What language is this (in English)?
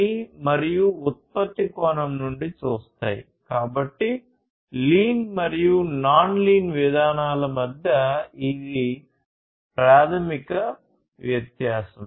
Telugu